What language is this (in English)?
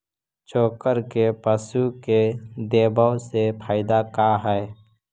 Magahi